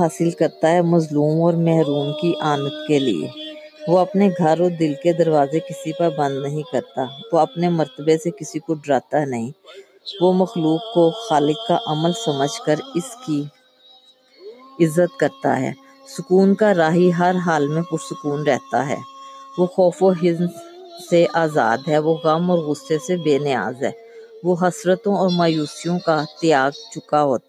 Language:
Urdu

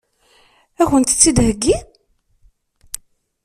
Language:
Kabyle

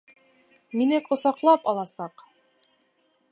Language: Bashkir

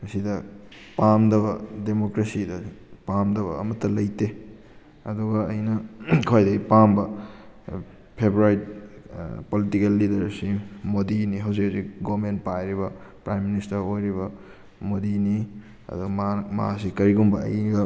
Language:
Manipuri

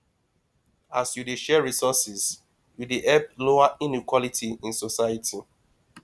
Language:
Nigerian Pidgin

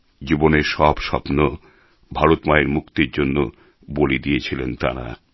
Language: Bangla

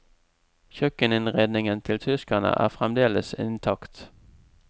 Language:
Norwegian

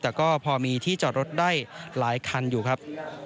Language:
Thai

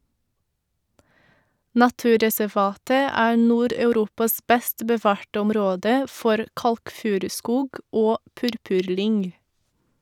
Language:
Norwegian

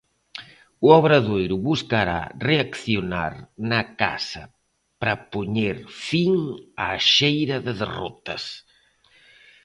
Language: Galician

